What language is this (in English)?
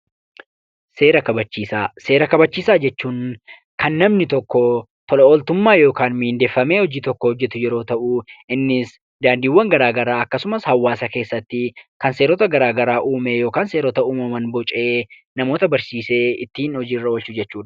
Oromo